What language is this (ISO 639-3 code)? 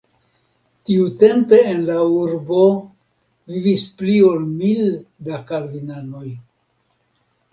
epo